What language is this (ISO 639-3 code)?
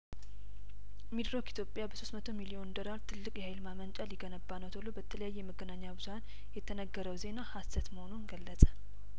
amh